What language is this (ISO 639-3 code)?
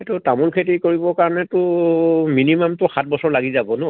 asm